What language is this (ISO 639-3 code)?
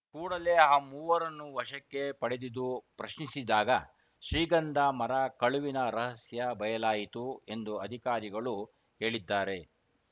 kan